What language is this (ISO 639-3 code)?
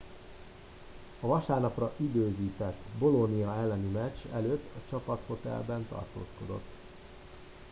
hun